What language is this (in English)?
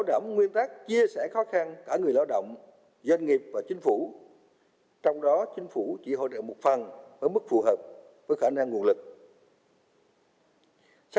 Vietnamese